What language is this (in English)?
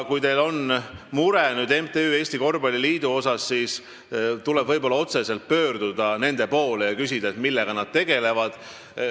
Estonian